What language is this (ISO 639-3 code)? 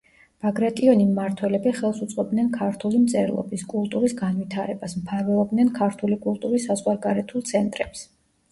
kat